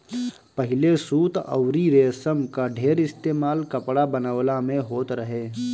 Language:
Bhojpuri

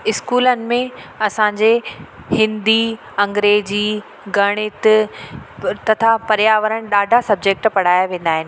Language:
Sindhi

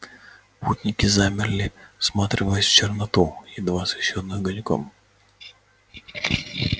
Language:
Russian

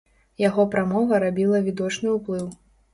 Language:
Belarusian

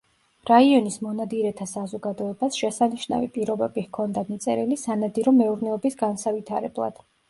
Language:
Georgian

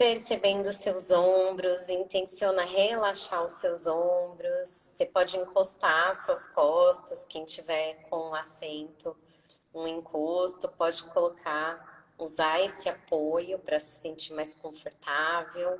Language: Portuguese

